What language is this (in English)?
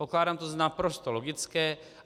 Czech